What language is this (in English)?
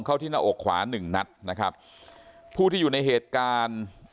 Thai